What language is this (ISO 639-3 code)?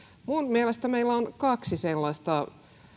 fin